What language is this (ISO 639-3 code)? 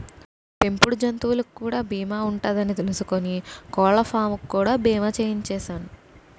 tel